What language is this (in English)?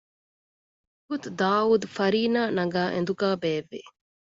Divehi